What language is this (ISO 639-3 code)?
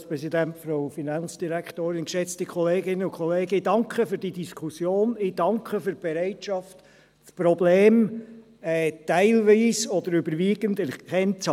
gsw